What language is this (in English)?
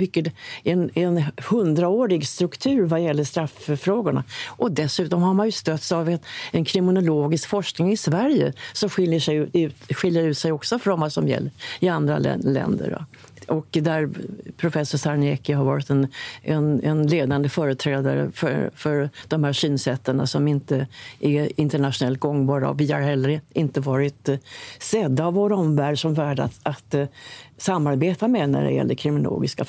Swedish